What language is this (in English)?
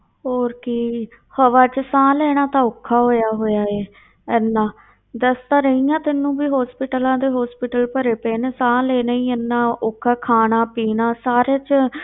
Punjabi